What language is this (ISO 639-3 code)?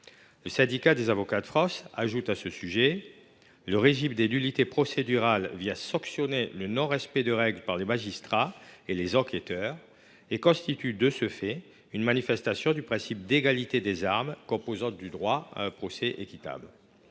fra